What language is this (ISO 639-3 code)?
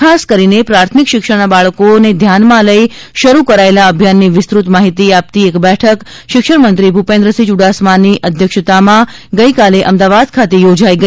guj